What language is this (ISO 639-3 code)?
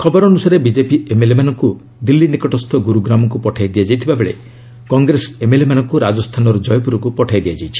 ori